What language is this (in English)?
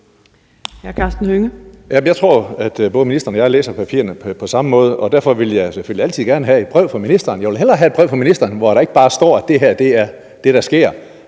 Danish